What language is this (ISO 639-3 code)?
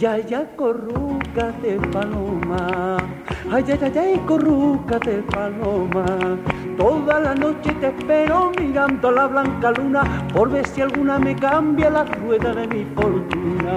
spa